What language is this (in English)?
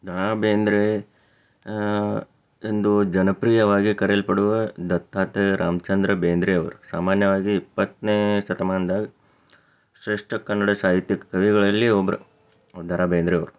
Kannada